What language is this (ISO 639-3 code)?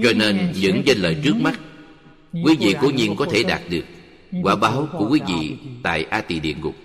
vie